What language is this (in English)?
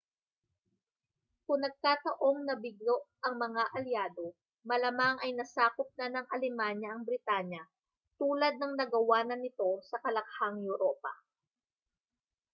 Filipino